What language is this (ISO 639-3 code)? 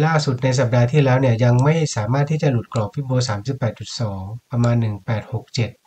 tha